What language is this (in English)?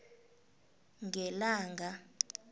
South Ndebele